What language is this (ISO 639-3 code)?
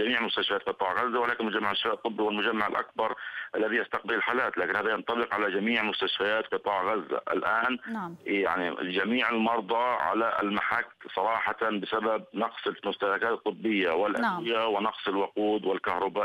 ara